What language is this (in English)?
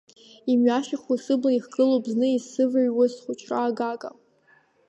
Abkhazian